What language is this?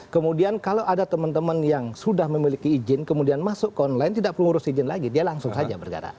Indonesian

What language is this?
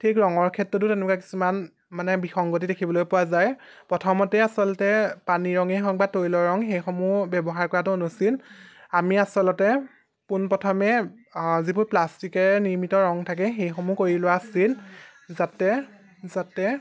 Assamese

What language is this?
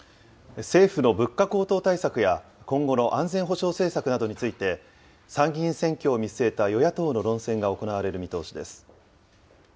Japanese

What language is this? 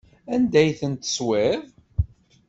Kabyle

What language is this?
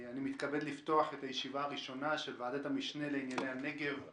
Hebrew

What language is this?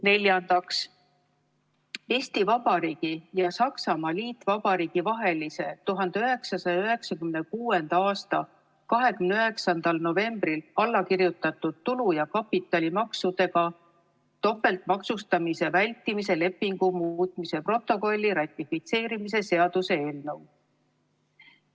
Estonian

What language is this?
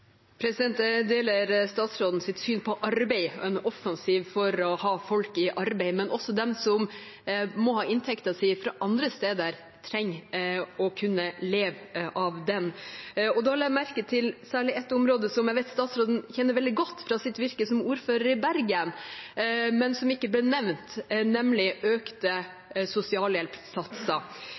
Norwegian Bokmål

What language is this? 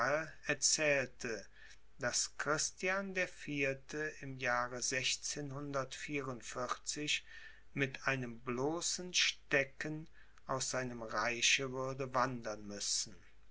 German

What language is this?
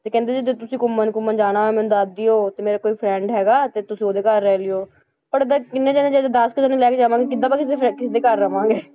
Punjabi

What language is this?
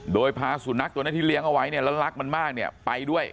Thai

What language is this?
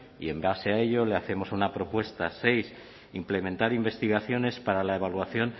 Spanish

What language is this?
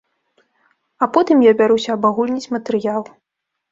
Belarusian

